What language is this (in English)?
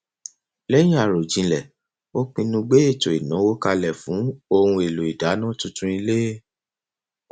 Yoruba